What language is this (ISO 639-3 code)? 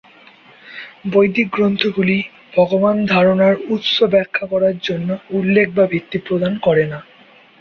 ben